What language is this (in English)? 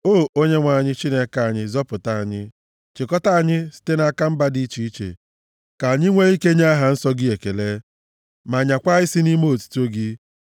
Igbo